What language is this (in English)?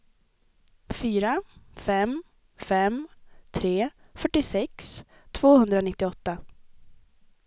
Swedish